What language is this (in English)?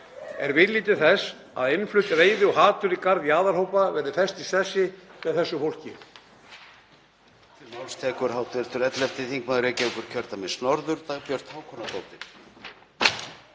Icelandic